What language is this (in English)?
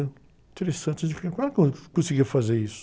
Portuguese